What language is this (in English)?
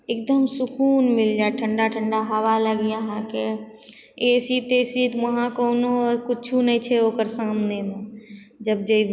Maithili